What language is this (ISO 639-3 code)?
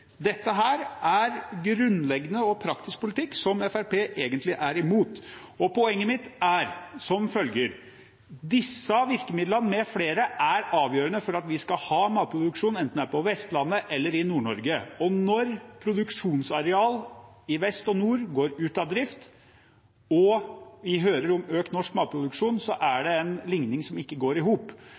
nob